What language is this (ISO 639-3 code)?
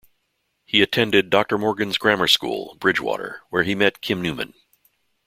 eng